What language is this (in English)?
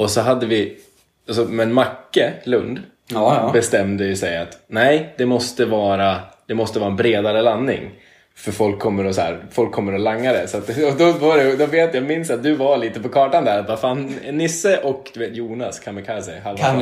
Swedish